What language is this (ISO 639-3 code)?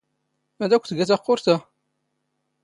zgh